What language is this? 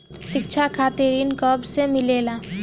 Bhojpuri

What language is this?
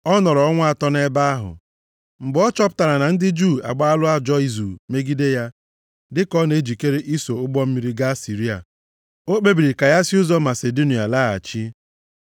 Igbo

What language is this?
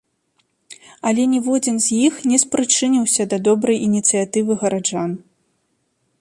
Belarusian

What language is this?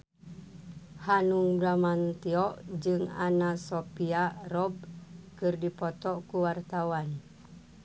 Sundanese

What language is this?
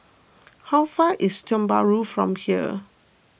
English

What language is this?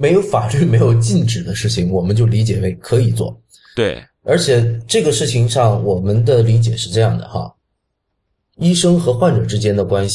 Chinese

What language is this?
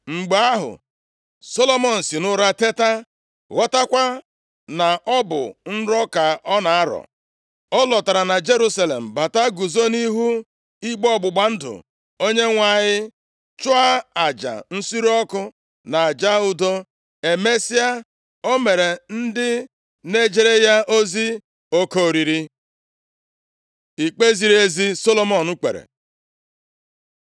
Igbo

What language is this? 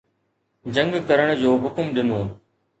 Sindhi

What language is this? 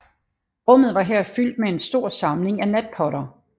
Danish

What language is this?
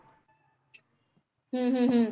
Punjabi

